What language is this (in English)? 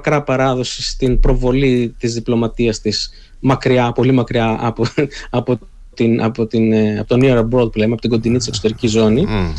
Greek